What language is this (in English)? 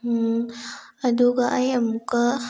Manipuri